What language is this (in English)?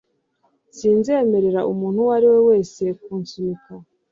Kinyarwanda